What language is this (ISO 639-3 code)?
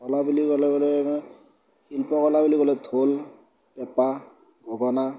asm